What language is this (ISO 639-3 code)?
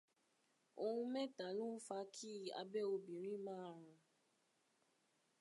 yor